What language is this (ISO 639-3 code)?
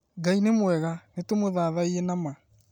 kik